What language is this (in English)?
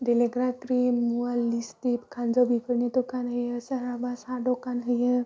Bodo